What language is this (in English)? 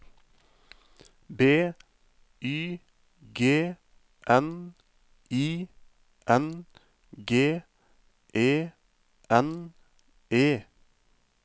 Norwegian